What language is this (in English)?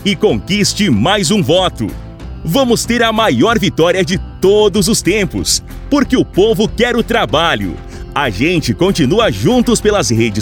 Portuguese